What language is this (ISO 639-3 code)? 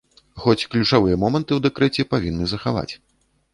bel